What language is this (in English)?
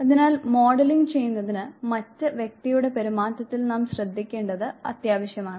Malayalam